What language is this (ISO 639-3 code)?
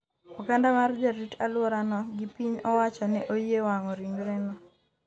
luo